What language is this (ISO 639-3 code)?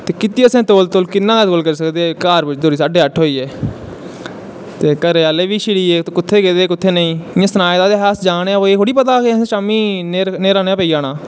doi